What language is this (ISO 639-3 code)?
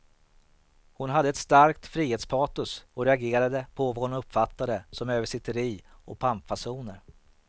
swe